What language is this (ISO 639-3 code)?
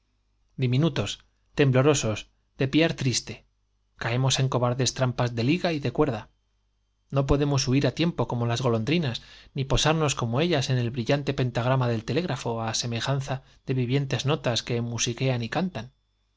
spa